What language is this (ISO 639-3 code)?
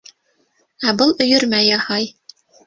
bak